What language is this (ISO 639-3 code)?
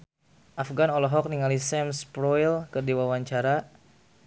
sun